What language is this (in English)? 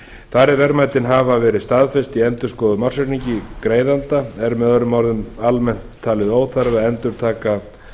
Icelandic